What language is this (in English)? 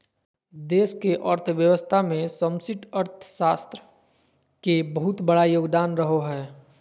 Magahi